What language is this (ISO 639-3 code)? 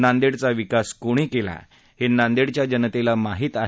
mar